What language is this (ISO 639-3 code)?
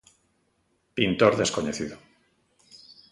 glg